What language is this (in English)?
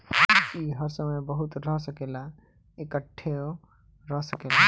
Bhojpuri